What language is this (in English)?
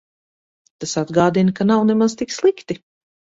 Latvian